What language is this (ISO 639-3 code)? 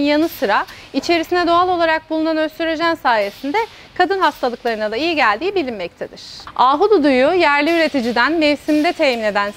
tur